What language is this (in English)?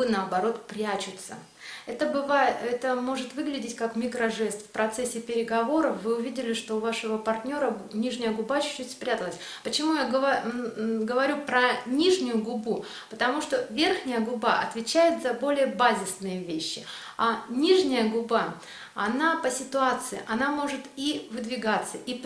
Russian